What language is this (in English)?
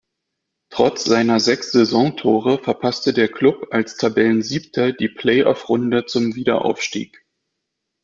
German